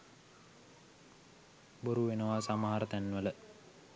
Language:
Sinhala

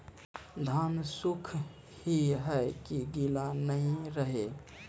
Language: Maithili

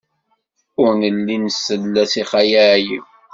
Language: Kabyle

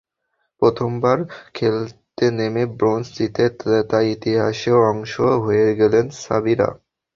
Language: Bangla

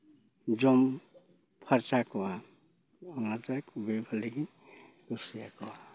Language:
Santali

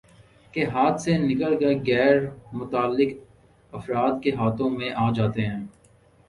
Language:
Urdu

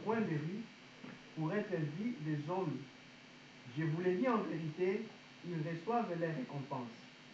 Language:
French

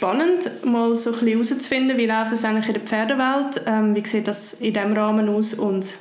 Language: German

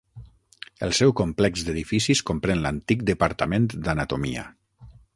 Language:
Catalan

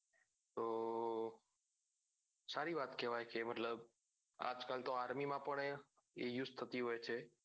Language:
Gujarati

